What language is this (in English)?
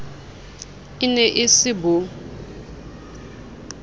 Southern Sotho